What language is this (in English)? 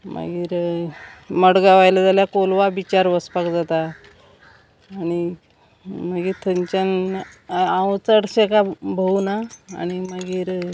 Konkani